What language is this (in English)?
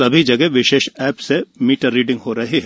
Hindi